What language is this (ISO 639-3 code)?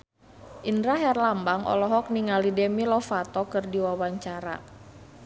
sun